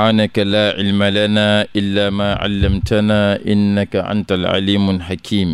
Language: Indonesian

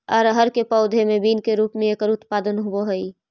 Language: Magahi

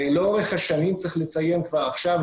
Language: Hebrew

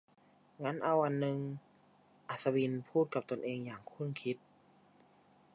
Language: Thai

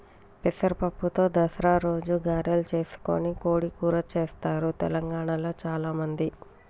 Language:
Telugu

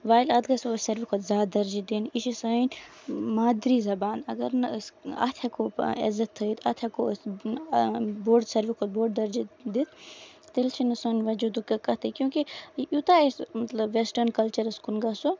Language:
Kashmiri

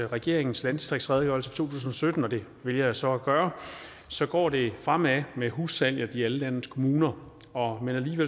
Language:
Danish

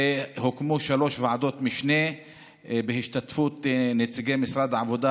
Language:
Hebrew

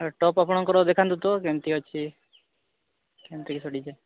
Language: Odia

